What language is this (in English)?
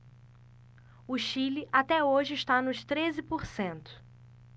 Portuguese